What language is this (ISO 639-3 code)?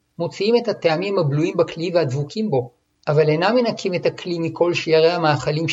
heb